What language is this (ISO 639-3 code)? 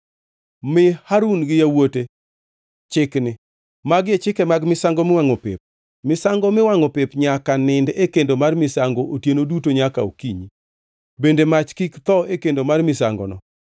luo